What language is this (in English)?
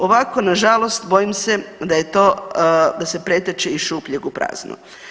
Croatian